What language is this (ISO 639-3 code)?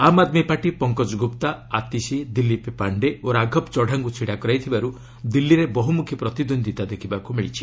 ori